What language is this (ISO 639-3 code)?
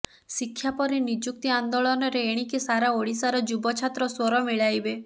ori